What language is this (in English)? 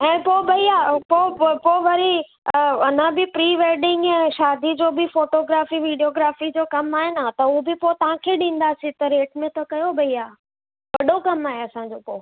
Sindhi